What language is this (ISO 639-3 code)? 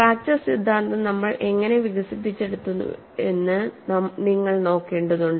mal